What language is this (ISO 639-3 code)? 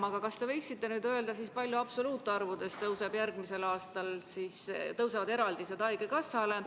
est